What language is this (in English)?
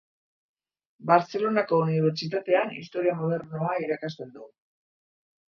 Basque